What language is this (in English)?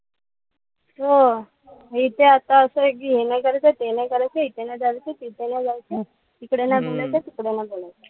Marathi